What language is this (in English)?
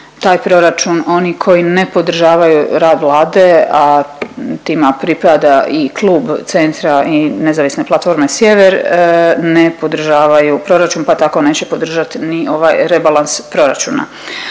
Croatian